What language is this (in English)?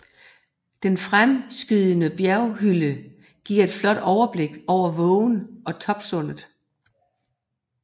Danish